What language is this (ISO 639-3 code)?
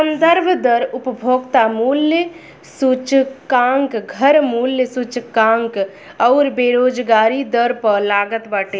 bho